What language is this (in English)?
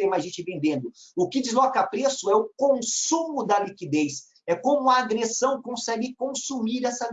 Portuguese